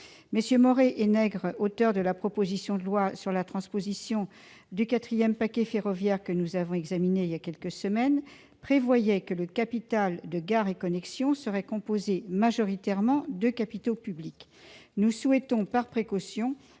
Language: French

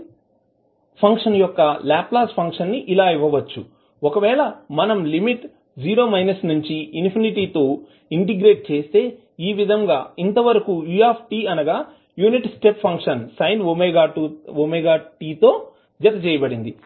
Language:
Telugu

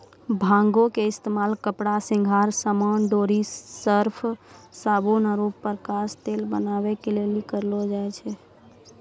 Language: Maithili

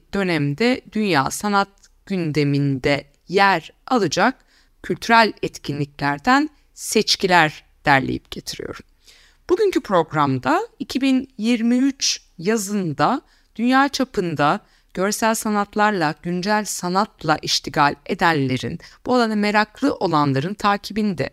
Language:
Turkish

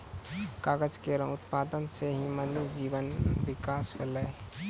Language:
Maithili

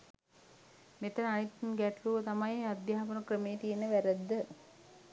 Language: Sinhala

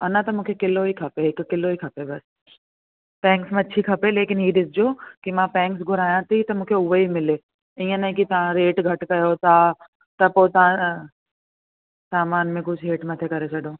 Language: Sindhi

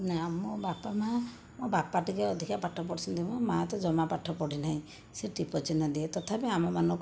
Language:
Odia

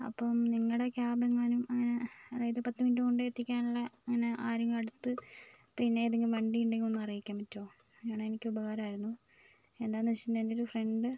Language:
Malayalam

